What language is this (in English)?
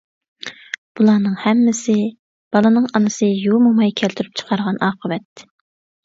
Uyghur